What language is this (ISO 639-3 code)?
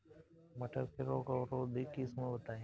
bho